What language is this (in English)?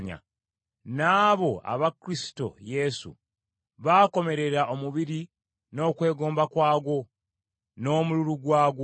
Ganda